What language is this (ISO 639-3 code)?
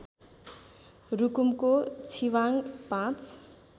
nep